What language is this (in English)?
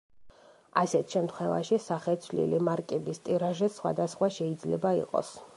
Georgian